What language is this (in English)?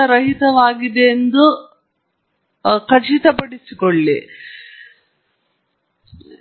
Kannada